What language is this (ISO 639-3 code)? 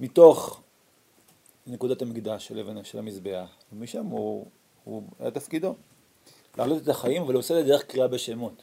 heb